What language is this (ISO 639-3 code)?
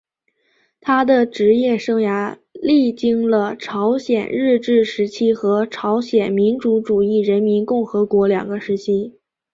zho